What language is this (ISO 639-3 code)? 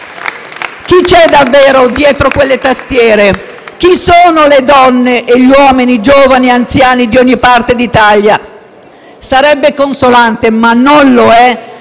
ita